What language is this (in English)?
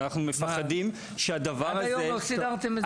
Hebrew